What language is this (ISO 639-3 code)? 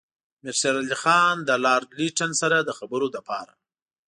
pus